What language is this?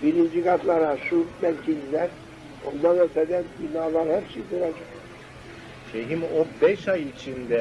Turkish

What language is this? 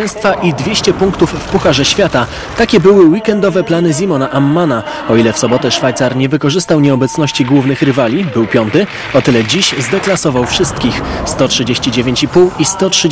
Polish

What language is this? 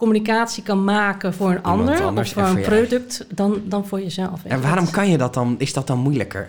Dutch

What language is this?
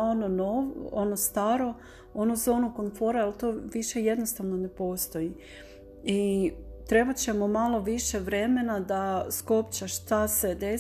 Croatian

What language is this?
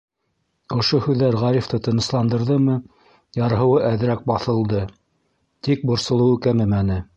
Bashkir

